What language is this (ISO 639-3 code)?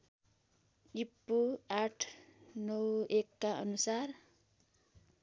nep